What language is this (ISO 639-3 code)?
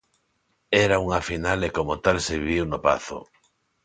glg